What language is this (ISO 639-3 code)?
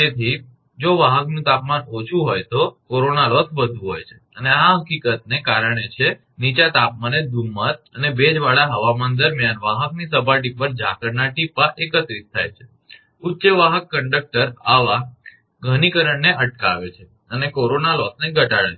guj